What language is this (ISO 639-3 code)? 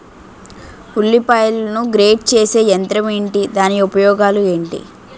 tel